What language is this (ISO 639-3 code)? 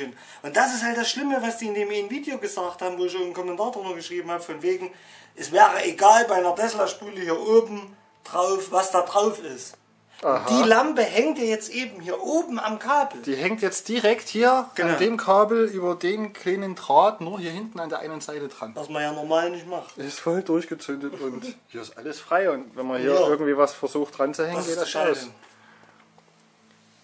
deu